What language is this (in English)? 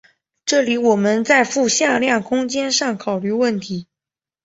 Chinese